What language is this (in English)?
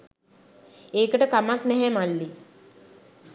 Sinhala